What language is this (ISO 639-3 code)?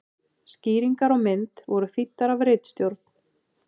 isl